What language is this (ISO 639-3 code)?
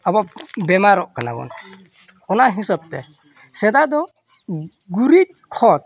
sat